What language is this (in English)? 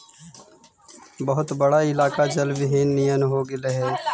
Magahi